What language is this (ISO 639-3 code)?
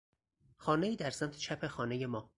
fas